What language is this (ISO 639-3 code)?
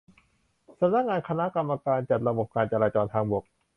tha